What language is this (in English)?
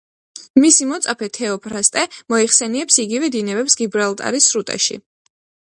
Georgian